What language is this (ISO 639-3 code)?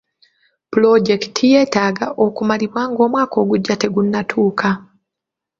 lug